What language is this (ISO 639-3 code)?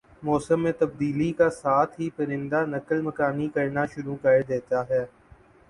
urd